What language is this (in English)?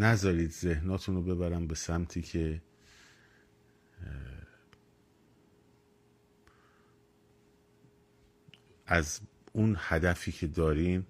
Persian